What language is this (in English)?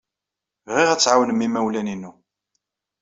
Kabyle